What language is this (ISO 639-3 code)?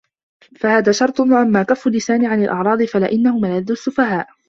ara